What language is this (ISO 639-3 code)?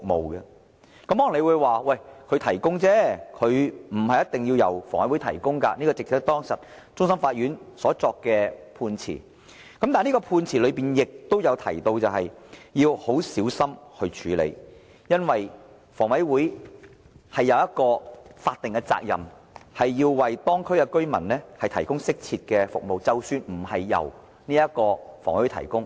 yue